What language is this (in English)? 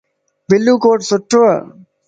Lasi